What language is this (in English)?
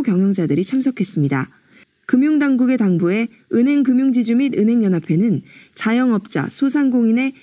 Korean